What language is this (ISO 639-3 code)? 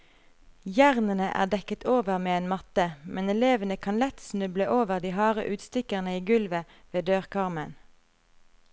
nor